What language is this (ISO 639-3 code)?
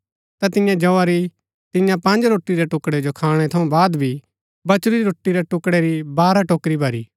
gbk